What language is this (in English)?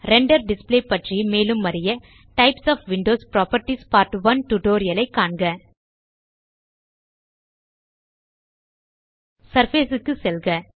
Tamil